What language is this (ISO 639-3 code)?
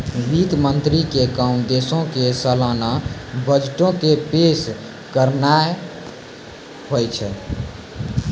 mai